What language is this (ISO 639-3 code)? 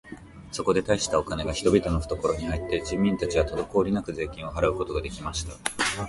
jpn